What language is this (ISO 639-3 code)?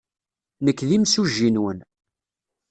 kab